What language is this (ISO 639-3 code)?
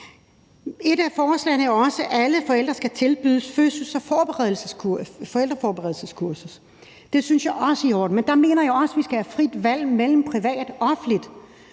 dan